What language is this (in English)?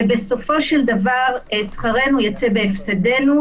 Hebrew